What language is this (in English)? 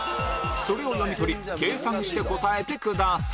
Japanese